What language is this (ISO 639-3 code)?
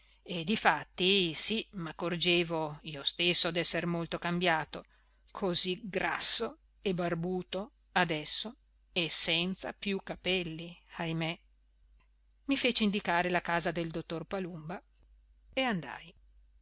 ita